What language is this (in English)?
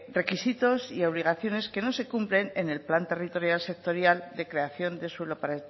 Spanish